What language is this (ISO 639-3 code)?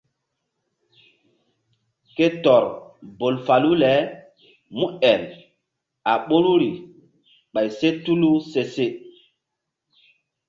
mdd